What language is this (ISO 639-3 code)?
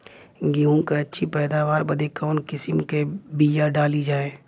bho